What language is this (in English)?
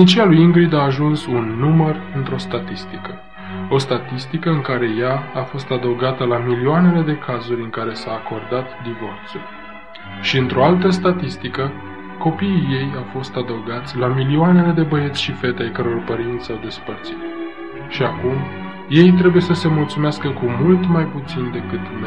Romanian